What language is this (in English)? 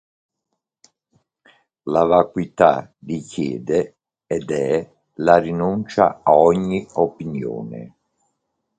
Italian